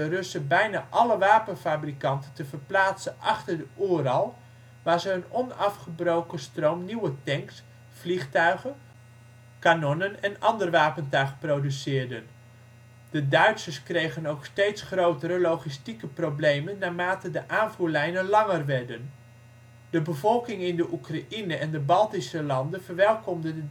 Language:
Dutch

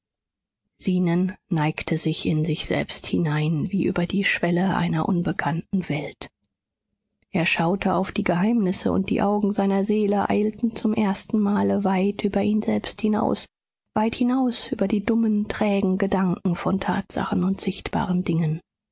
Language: German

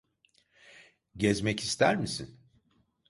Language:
Turkish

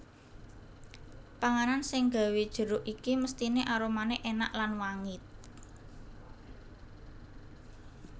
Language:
Javanese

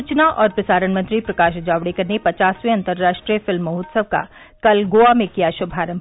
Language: Hindi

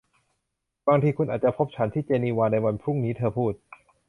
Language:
Thai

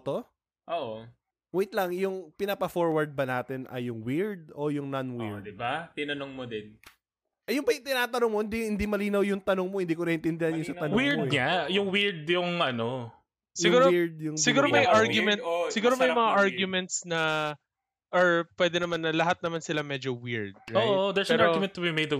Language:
Filipino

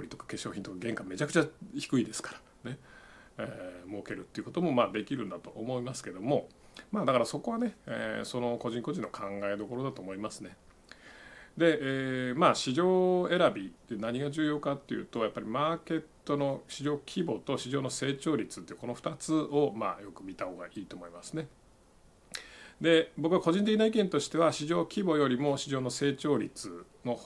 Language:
Japanese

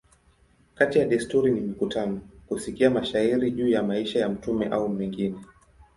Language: Swahili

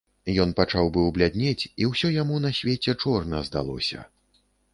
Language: Belarusian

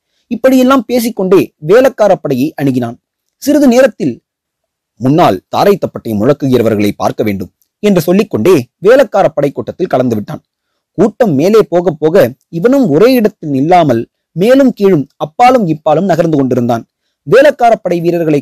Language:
Tamil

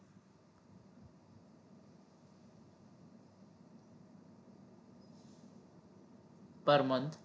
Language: Gujarati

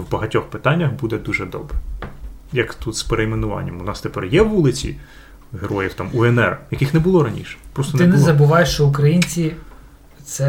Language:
Ukrainian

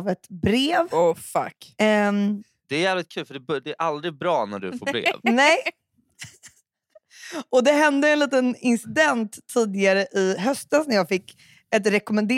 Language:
Swedish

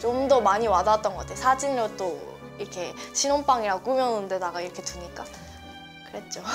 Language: Korean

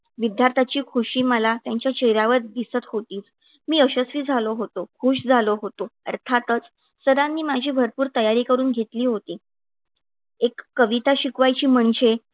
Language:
Marathi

